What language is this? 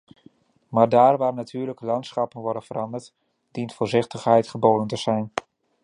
Dutch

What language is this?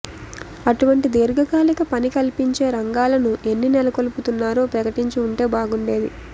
Telugu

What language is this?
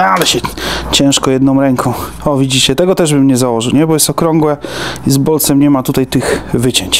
Polish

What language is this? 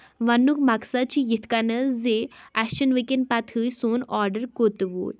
Kashmiri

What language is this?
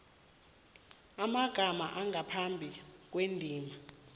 South Ndebele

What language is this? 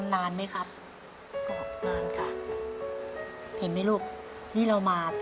Thai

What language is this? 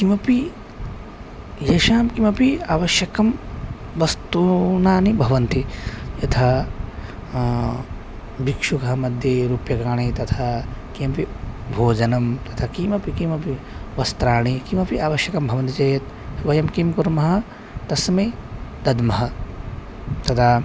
Sanskrit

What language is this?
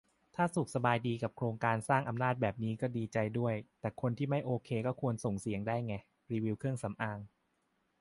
Thai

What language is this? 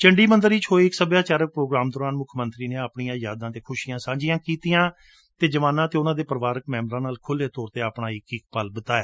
Punjabi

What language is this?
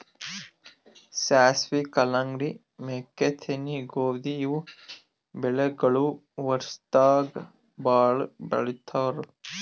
Kannada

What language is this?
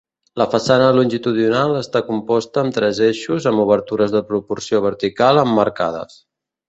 Catalan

